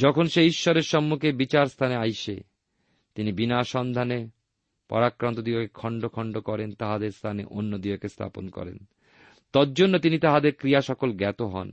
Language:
Bangla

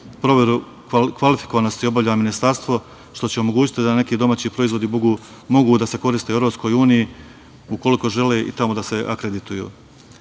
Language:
Serbian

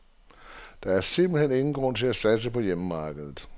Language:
Danish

